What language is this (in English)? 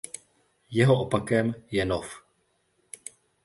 Czech